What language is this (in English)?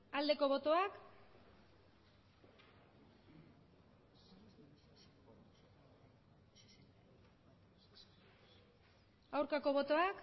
Basque